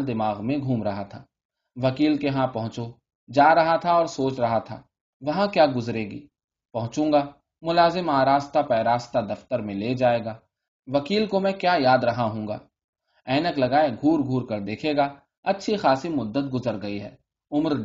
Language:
Urdu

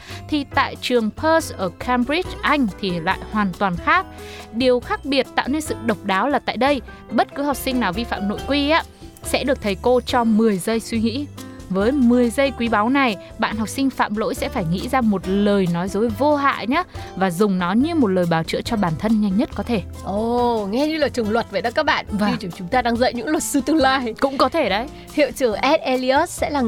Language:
Vietnamese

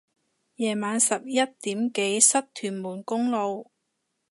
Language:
Cantonese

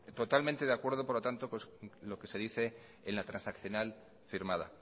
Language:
Spanish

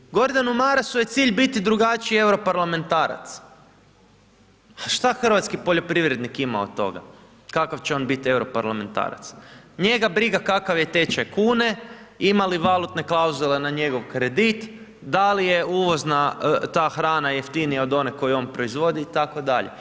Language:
Croatian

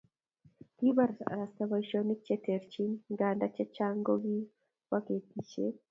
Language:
Kalenjin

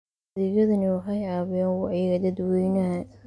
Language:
Somali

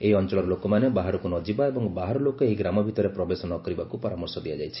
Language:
Odia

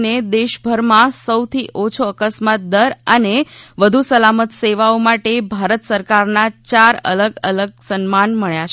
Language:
Gujarati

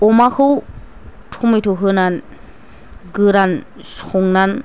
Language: Bodo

